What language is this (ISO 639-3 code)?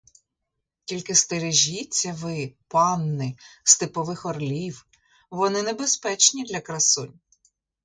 ukr